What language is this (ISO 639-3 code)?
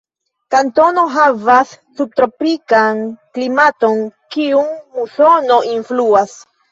epo